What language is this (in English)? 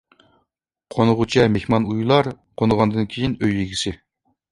Uyghur